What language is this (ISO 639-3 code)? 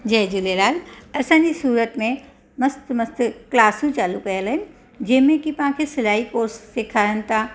snd